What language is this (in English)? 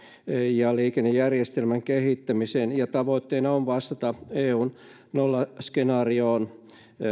Finnish